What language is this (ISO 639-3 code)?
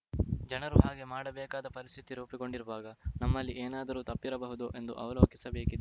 kan